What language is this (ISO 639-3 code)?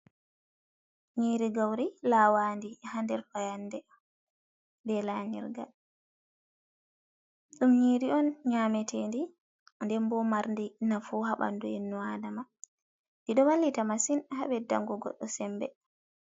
ful